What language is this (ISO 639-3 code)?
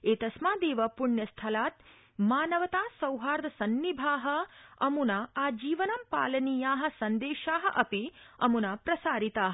san